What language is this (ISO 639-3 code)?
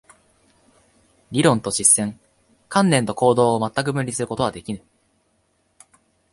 jpn